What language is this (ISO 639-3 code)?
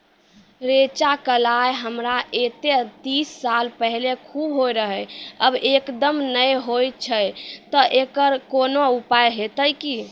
mai